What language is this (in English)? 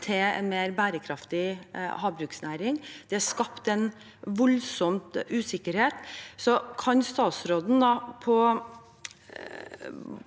Norwegian